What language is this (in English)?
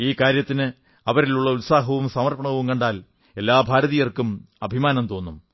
Malayalam